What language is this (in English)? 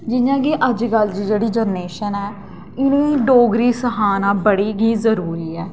Dogri